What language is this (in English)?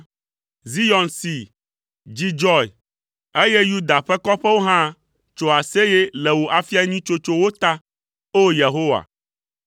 Ewe